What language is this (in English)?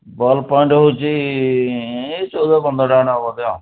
Odia